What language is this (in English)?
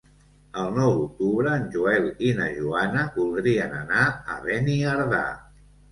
Catalan